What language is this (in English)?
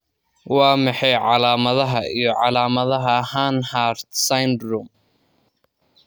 Somali